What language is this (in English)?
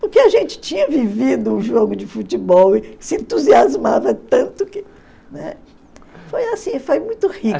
Portuguese